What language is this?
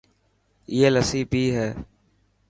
Dhatki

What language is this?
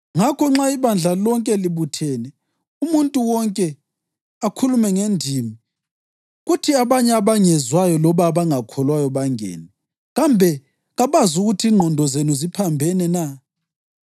North Ndebele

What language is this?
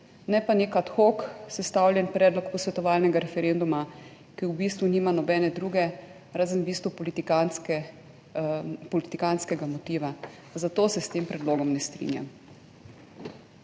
Slovenian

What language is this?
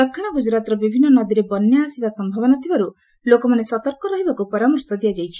Odia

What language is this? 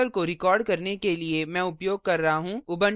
Hindi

